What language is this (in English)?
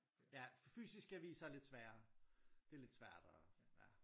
Danish